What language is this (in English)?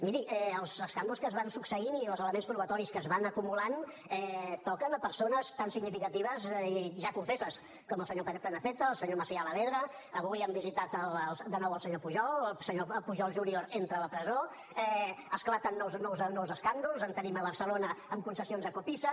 Catalan